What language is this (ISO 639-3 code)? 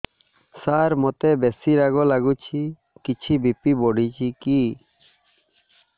ori